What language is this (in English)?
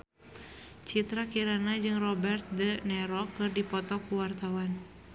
Sundanese